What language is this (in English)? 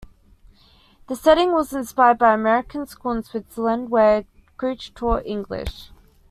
English